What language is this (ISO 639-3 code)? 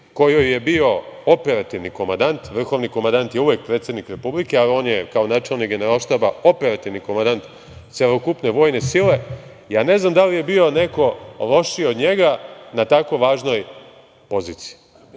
srp